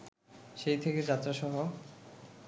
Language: Bangla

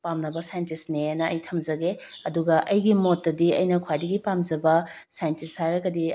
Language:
Manipuri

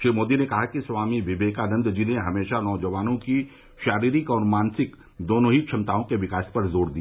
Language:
Hindi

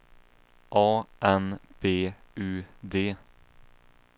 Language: Swedish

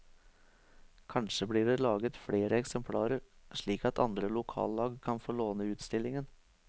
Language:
Norwegian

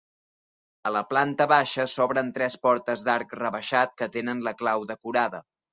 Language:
Catalan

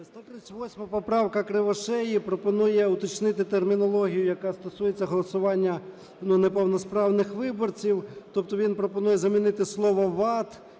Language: Ukrainian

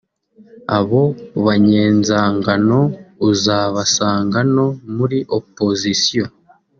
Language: Kinyarwanda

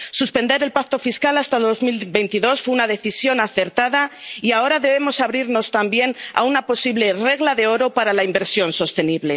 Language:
Spanish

